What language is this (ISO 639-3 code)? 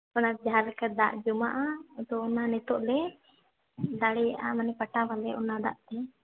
sat